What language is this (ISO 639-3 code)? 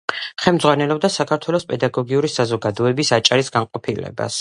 kat